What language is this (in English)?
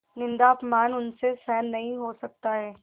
Hindi